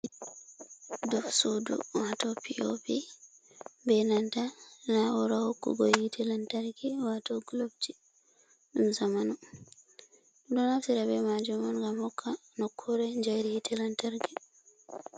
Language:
Fula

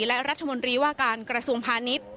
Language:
Thai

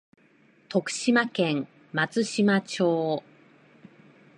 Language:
Japanese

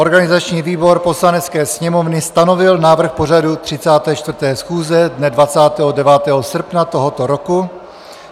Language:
Czech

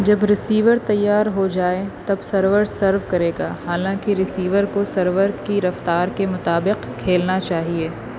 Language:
Urdu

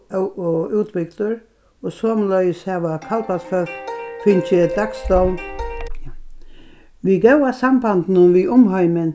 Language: Faroese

